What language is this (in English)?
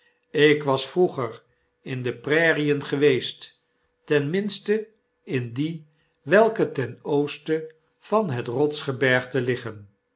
Dutch